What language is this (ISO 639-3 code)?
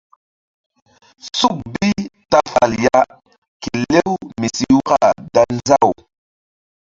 mdd